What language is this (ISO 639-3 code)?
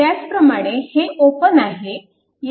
mar